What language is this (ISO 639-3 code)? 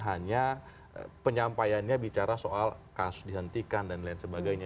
ind